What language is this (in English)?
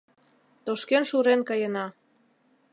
Mari